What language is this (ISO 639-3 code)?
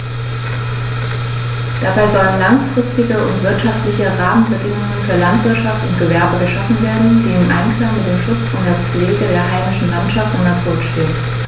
deu